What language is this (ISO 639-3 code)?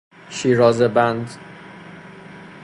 fas